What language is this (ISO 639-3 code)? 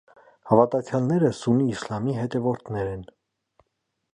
hye